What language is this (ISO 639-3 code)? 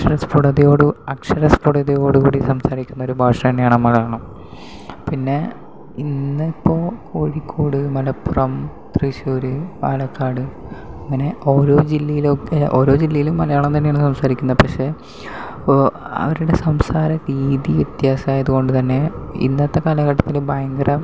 mal